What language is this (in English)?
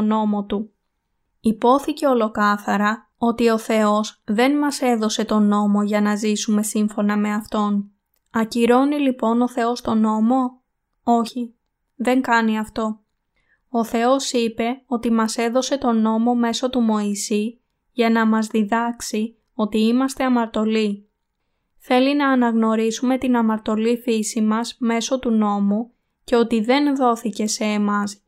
Greek